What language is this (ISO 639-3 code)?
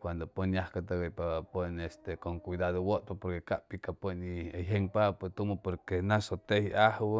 zoh